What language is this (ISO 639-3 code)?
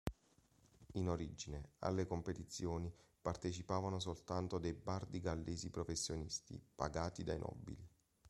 ita